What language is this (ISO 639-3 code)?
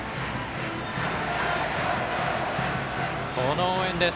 jpn